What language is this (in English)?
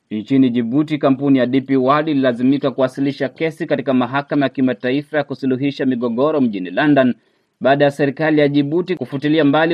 Swahili